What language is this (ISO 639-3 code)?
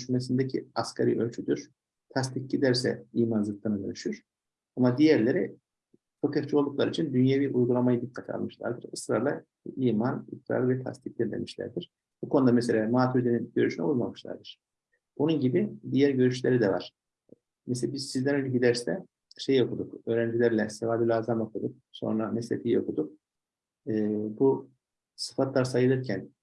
tur